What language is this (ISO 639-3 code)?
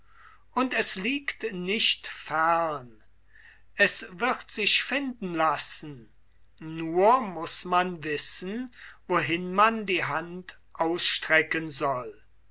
deu